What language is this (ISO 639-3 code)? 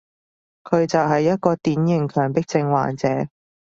yue